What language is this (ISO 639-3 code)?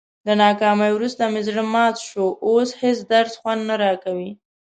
pus